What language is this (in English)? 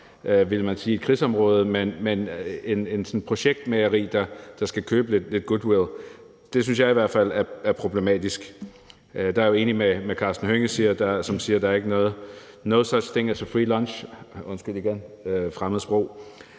Danish